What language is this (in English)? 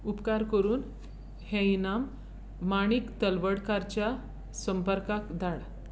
Konkani